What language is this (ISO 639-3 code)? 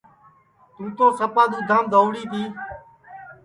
ssi